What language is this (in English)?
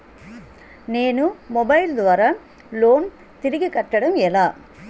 Telugu